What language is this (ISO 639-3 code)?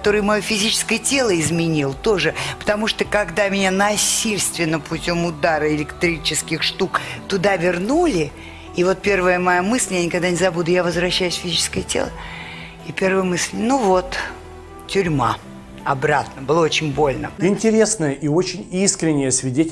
rus